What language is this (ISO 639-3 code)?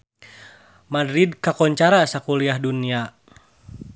sun